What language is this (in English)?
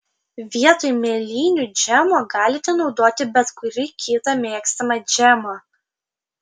Lithuanian